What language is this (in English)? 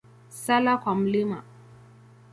Swahili